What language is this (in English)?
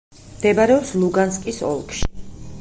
Georgian